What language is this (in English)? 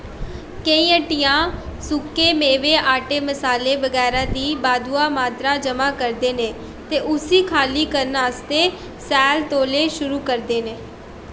Dogri